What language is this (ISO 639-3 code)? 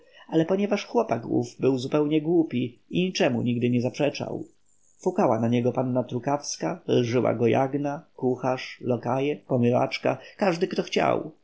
pol